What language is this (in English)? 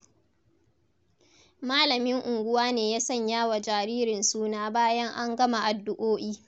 Hausa